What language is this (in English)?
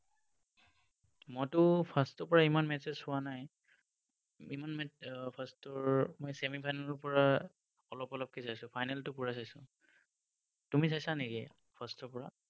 Assamese